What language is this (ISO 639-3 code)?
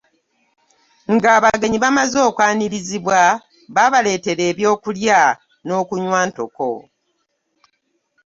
lug